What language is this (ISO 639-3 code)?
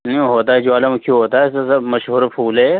urd